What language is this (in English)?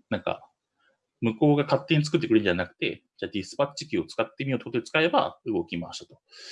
Japanese